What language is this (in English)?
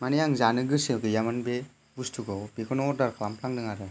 Bodo